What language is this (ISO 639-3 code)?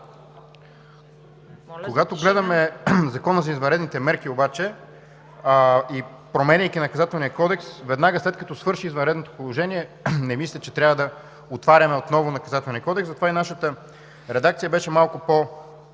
bul